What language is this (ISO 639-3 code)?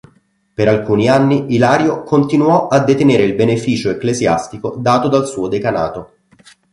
ita